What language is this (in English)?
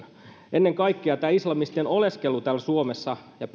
Finnish